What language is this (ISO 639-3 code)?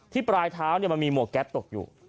tha